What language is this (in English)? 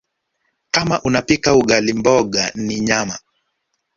Swahili